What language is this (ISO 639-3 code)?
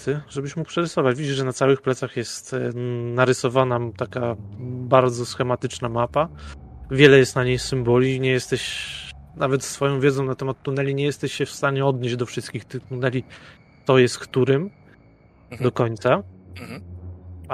pol